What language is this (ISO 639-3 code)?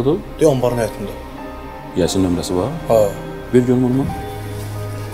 tur